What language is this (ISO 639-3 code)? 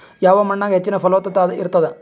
kan